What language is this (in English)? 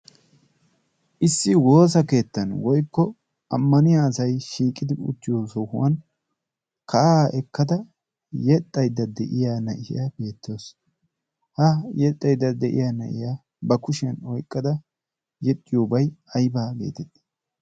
Wolaytta